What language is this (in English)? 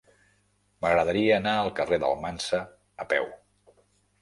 Catalan